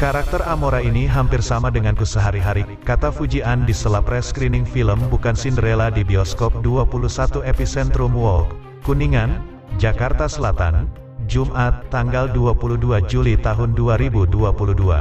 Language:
Indonesian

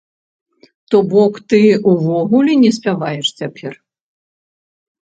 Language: Belarusian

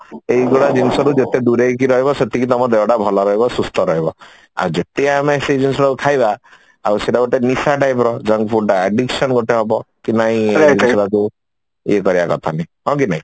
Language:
Odia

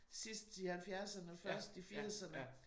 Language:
Danish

